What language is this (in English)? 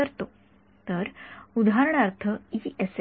Marathi